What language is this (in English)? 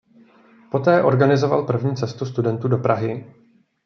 Czech